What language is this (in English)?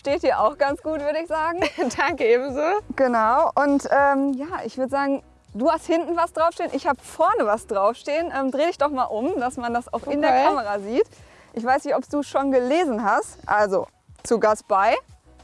German